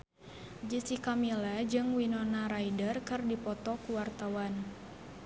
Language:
Sundanese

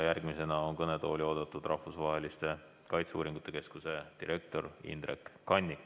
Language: Estonian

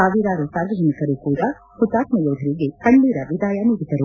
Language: Kannada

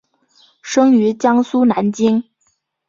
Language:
Chinese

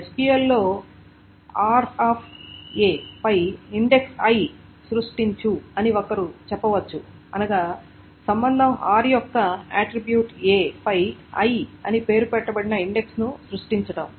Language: Telugu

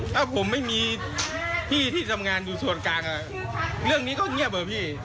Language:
Thai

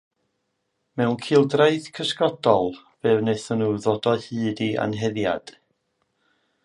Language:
Welsh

